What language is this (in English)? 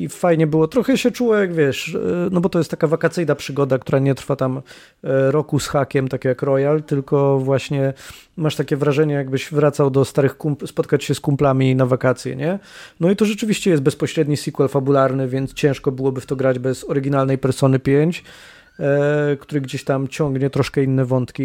Polish